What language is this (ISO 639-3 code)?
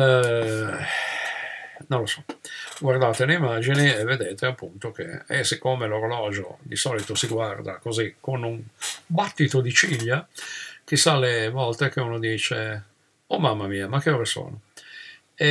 ita